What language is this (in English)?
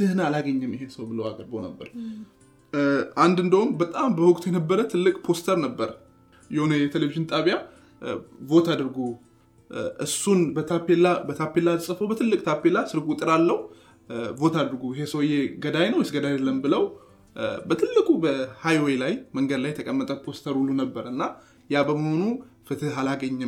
Amharic